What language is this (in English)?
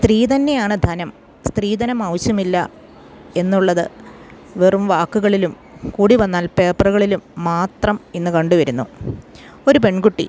Malayalam